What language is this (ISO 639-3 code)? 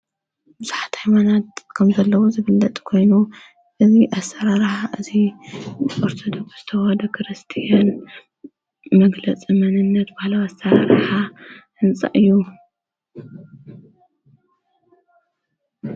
tir